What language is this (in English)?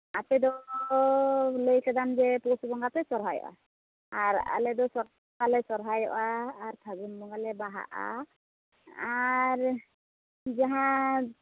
Santali